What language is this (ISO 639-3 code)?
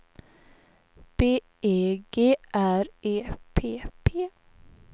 swe